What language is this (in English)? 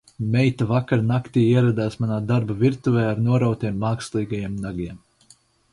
Latvian